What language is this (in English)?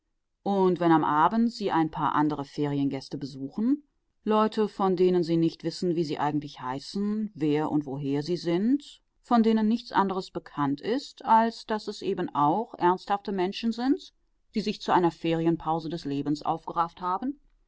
German